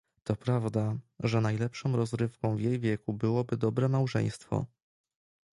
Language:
Polish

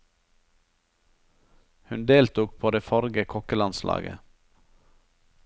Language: Norwegian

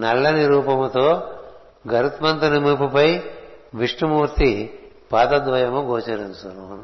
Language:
Telugu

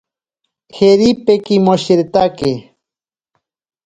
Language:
Ashéninka Perené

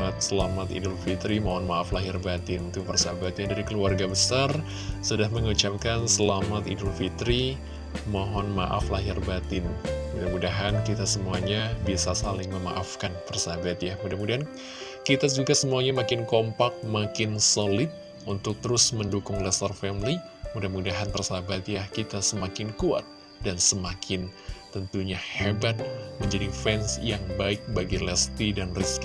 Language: Indonesian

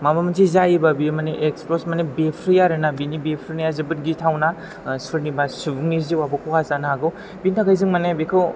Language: Bodo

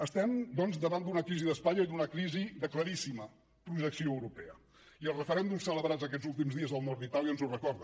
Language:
Catalan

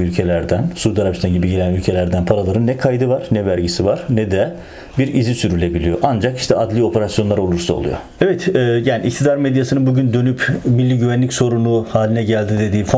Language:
Turkish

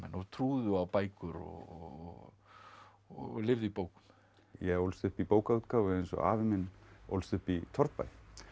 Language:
Icelandic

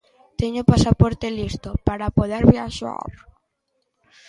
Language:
Galician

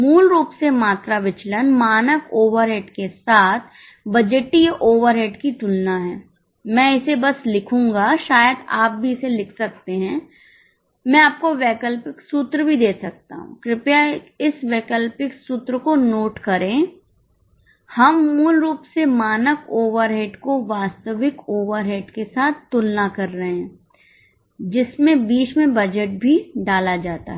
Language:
Hindi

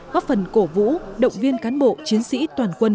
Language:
Vietnamese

